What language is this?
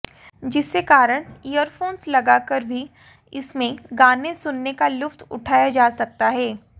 Hindi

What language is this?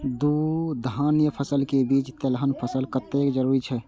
Maithili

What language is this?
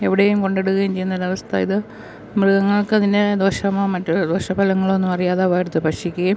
Malayalam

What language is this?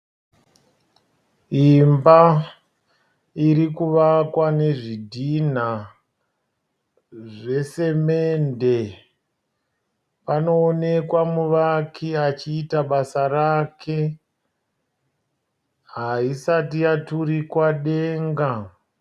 Shona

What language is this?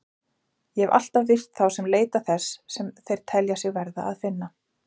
Icelandic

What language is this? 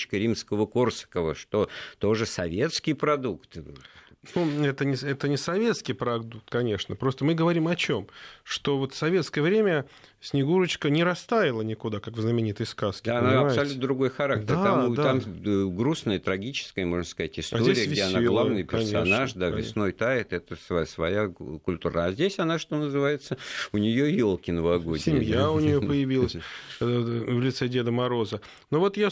Russian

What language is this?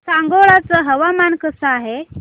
Marathi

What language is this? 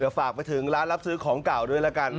Thai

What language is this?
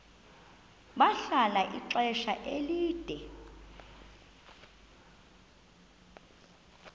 Xhosa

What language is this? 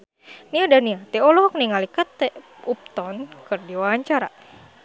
Sundanese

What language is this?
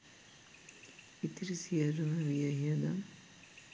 Sinhala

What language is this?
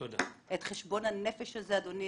Hebrew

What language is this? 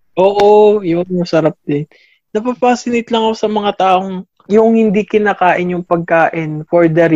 Filipino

